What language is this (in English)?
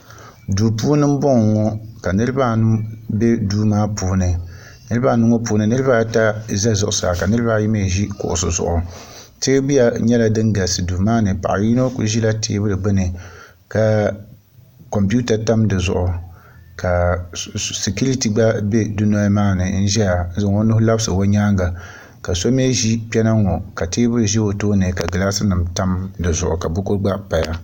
Dagbani